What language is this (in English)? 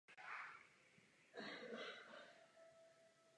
Czech